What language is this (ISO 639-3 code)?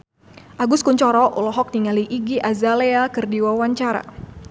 sun